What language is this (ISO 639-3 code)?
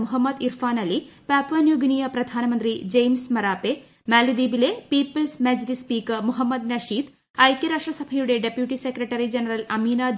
mal